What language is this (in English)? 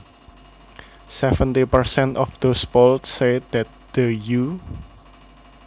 Javanese